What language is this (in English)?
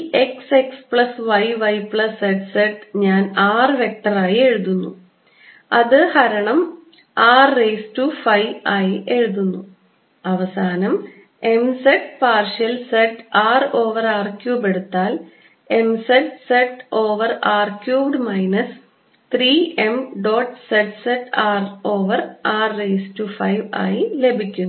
Malayalam